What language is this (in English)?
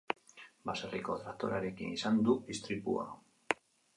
Basque